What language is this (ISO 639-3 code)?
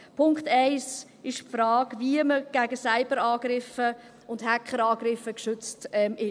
gsw